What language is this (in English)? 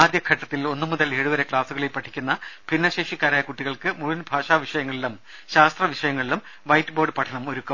Malayalam